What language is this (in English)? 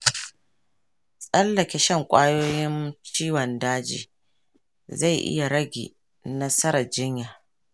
Hausa